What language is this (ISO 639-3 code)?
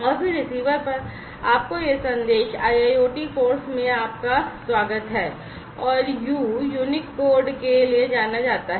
hin